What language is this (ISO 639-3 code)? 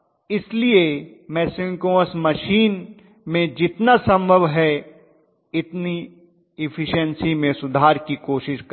hin